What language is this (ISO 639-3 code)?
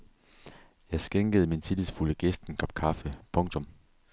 dan